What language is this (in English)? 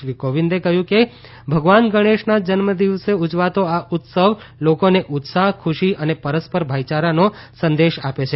Gujarati